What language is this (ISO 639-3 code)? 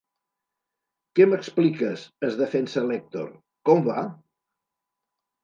cat